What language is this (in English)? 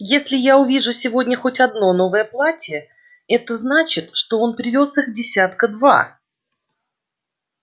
Russian